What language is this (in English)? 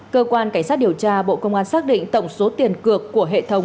Vietnamese